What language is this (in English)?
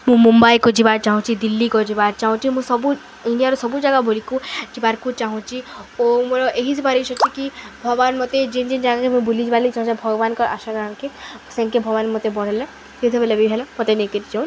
Odia